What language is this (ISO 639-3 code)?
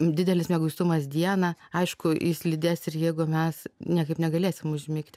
lit